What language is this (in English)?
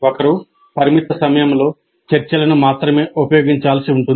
Telugu